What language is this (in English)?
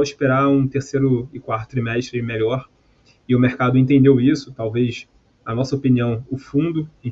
Portuguese